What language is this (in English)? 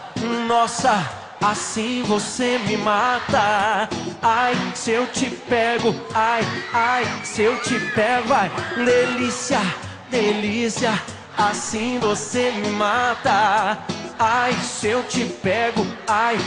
Portuguese